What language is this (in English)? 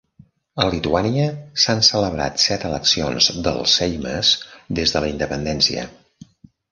Catalan